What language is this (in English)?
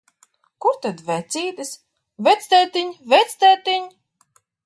Latvian